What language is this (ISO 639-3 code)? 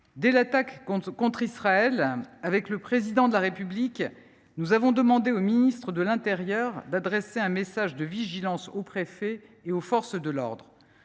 fra